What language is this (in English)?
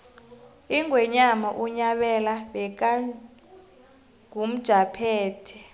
South Ndebele